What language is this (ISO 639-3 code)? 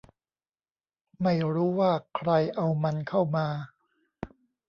tha